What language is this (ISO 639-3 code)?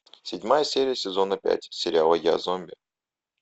rus